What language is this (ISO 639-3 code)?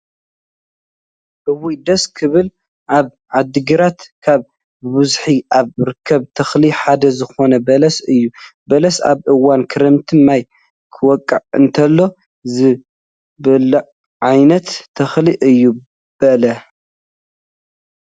tir